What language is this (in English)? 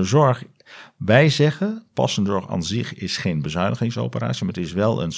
Dutch